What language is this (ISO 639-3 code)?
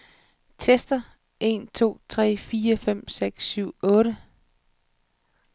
dan